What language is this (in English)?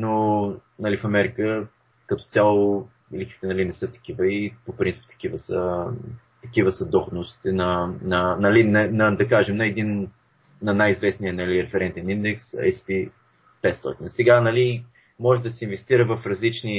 Bulgarian